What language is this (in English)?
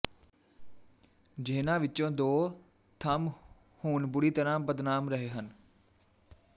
Punjabi